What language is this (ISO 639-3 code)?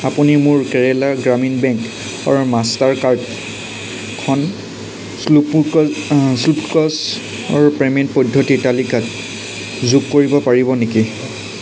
asm